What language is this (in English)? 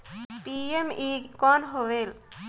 Chhattisgarhi